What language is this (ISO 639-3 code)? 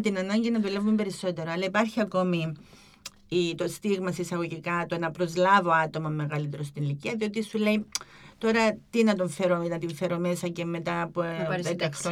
ell